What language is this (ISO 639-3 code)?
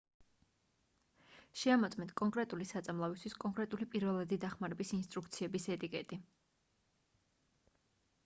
kat